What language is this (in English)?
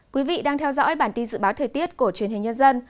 Vietnamese